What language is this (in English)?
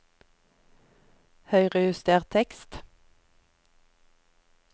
Norwegian